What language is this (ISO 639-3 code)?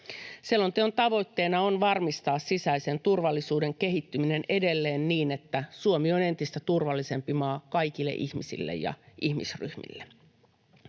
fin